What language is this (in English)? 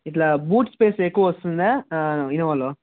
Telugu